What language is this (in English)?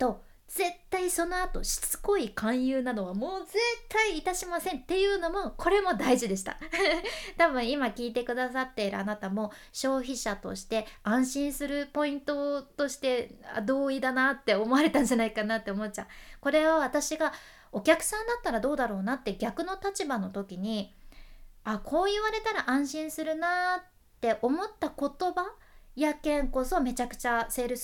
Japanese